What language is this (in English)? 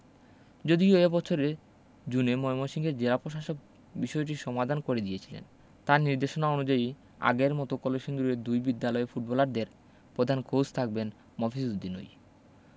Bangla